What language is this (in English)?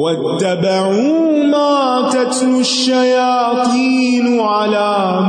Urdu